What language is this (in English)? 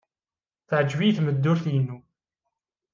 Kabyle